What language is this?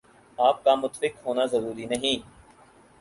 Urdu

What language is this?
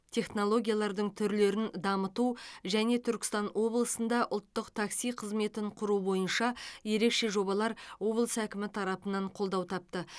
Kazakh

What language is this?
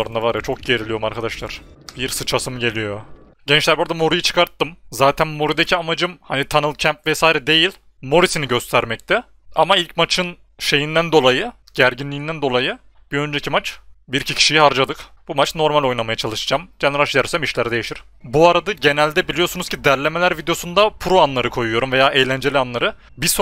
Turkish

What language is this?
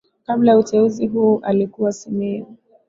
Swahili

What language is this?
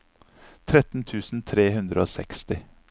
Norwegian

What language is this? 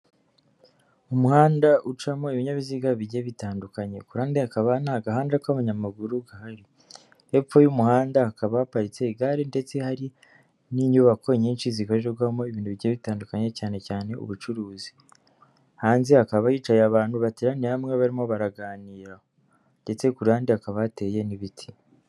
Kinyarwanda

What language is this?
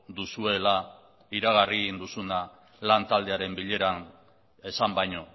Basque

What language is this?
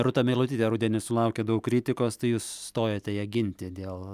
Lithuanian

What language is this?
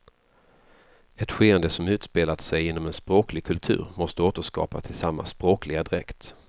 Swedish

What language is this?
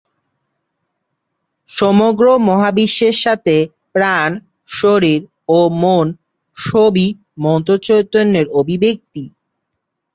Bangla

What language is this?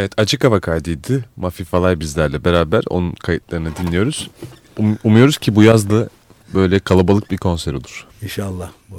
Turkish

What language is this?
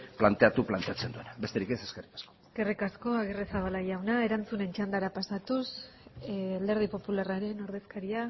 Basque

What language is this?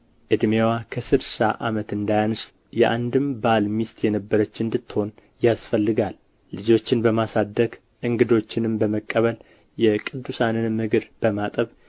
Amharic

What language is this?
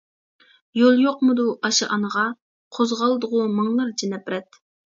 Uyghur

